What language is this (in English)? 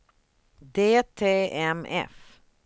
Swedish